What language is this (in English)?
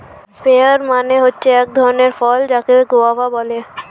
Bangla